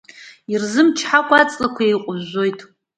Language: Abkhazian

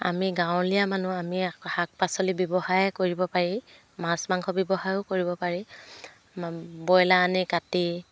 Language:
Assamese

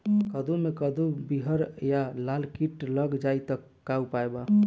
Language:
Bhojpuri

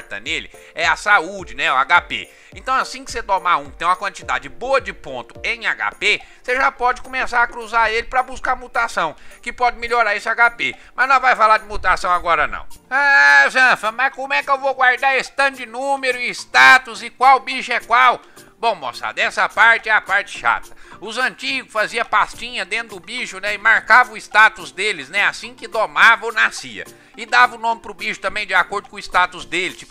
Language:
Portuguese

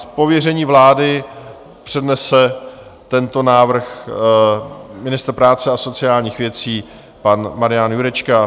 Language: Czech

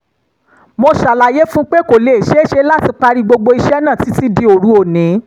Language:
Yoruba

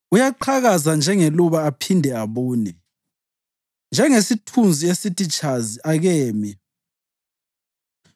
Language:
North Ndebele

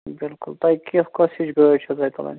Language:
Kashmiri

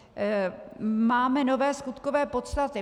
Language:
Czech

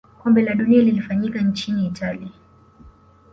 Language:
Swahili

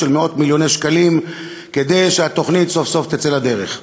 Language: Hebrew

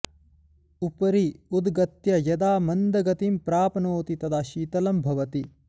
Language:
Sanskrit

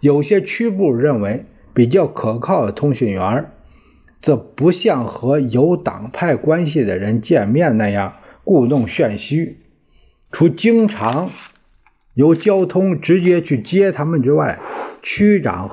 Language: Chinese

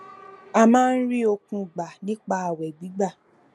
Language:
Yoruba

